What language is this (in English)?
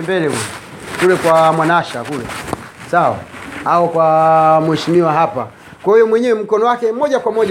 Swahili